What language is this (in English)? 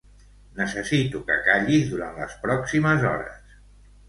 Catalan